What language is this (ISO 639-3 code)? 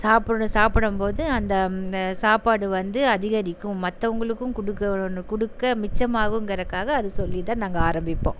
tam